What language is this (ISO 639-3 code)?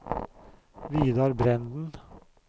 nor